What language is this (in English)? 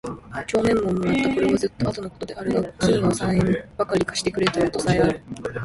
Japanese